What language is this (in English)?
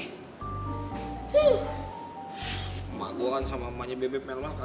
Indonesian